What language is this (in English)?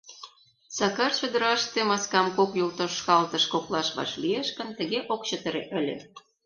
Mari